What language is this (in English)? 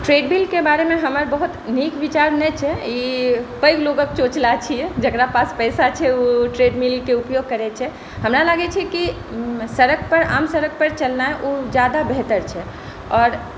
Maithili